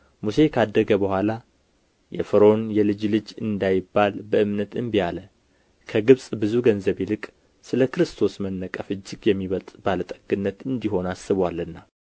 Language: Amharic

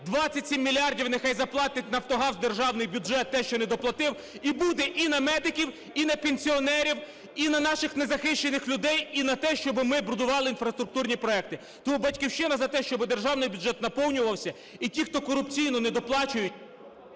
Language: Ukrainian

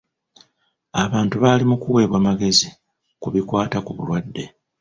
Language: Ganda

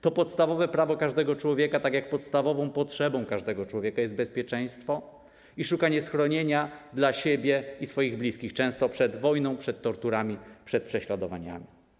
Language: Polish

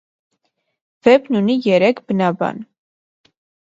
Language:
Armenian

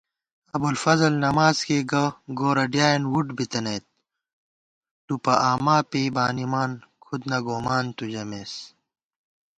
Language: Gawar-Bati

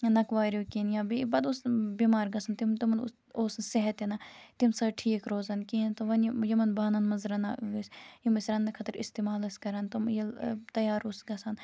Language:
Kashmiri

